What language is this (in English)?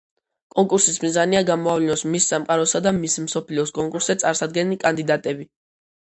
Georgian